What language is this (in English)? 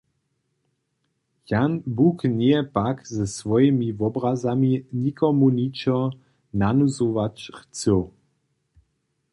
Upper Sorbian